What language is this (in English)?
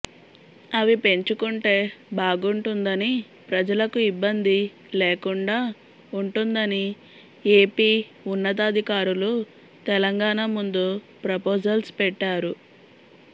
Telugu